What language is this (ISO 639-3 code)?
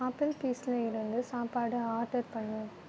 tam